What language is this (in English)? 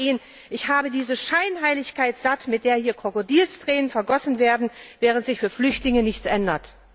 German